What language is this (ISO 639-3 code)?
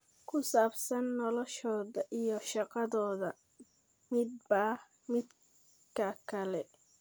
som